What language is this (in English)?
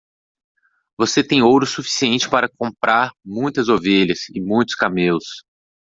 Portuguese